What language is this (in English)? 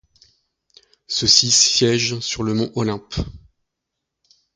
French